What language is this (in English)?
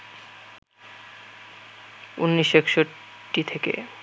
Bangla